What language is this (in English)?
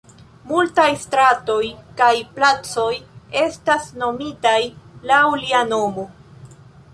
Esperanto